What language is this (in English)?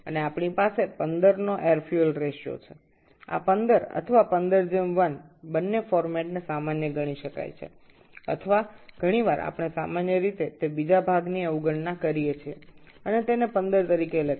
Bangla